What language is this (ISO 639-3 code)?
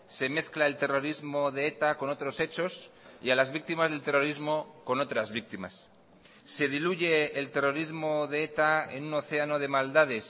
spa